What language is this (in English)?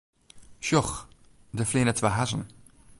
Western Frisian